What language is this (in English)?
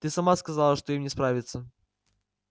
Russian